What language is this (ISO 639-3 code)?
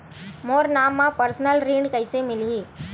hne